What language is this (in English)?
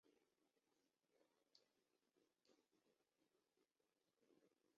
Chinese